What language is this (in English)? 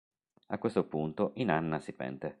Italian